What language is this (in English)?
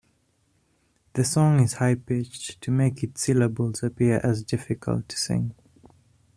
English